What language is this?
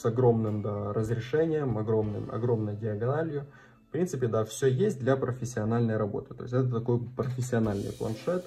Russian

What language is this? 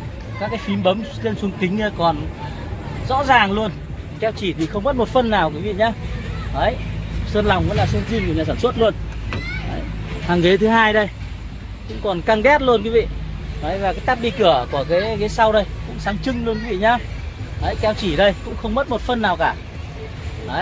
Vietnamese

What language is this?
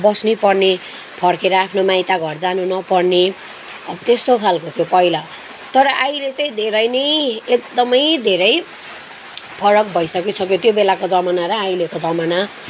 Nepali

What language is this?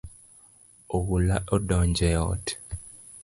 Luo (Kenya and Tanzania)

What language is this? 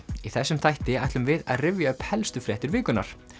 Icelandic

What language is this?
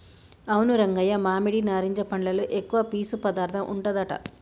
Telugu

